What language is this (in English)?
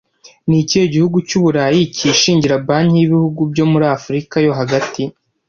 Kinyarwanda